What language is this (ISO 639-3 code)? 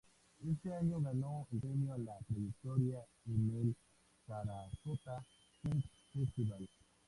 spa